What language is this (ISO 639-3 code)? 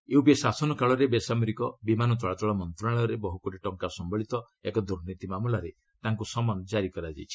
ori